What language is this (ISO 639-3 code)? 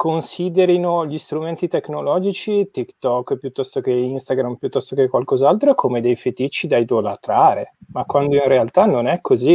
ita